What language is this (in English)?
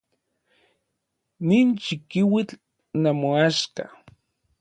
Orizaba Nahuatl